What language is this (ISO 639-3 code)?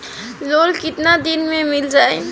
bho